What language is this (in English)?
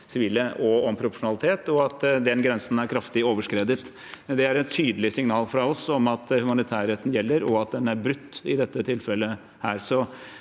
Norwegian